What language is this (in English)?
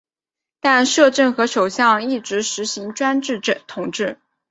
Chinese